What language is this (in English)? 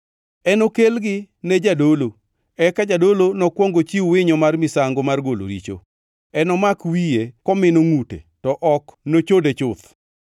Luo (Kenya and Tanzania)